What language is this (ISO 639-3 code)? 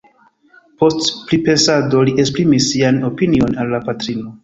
epo